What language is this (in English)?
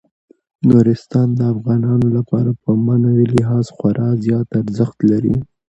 Pashto